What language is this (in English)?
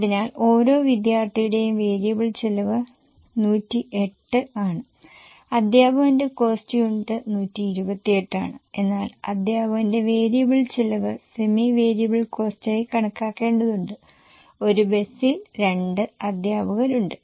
Malayalam